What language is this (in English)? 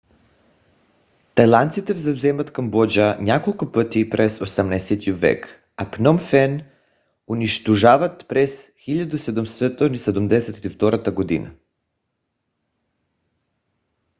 Bulgarian